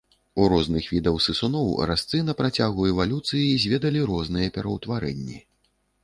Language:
Belarusian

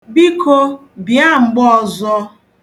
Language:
Igbo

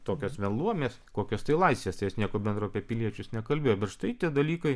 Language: Lithuanian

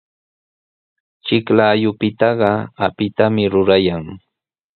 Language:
Sihuas Ancash Quechua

